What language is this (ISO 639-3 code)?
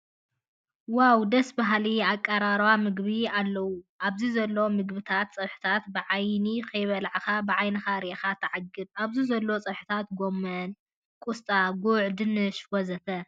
tir